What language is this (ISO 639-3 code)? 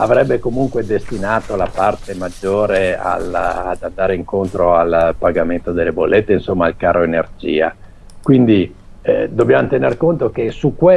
ita